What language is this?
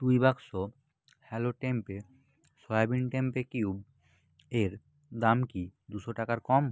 Bangla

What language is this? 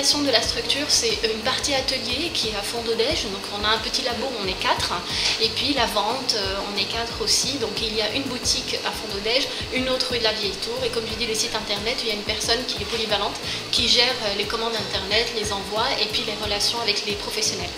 French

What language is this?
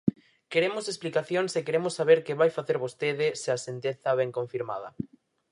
Galician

